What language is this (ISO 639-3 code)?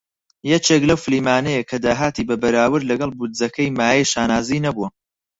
ckb